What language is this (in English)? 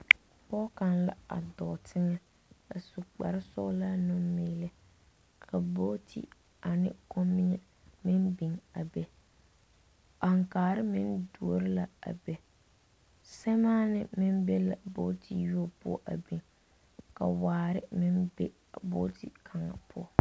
Southern Dagaare